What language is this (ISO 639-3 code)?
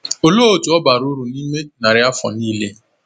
ibo